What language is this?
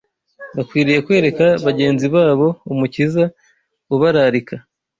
Kinyarwanda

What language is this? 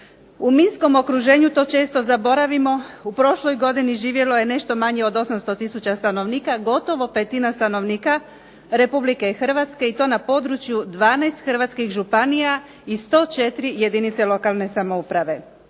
Croatian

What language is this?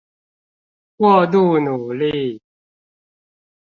Chinese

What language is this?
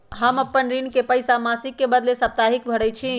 Magahi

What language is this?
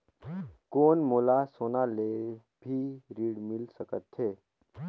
Chhattisgarhi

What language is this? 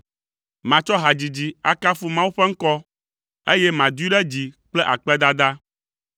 Ewe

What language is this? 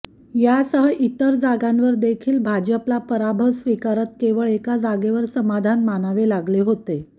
Marathi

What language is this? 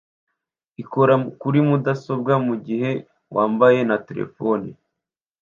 Kinyarwanda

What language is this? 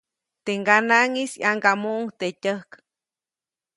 Copainalá Zoque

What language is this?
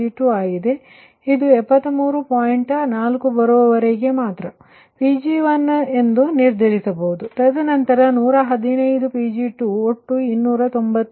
Kannada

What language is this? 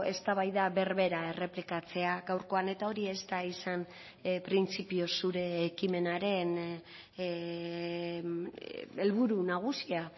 Basque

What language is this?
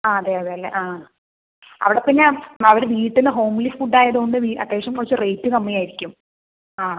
Malayalam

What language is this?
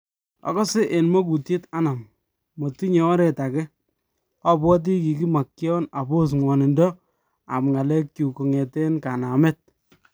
Kalenjin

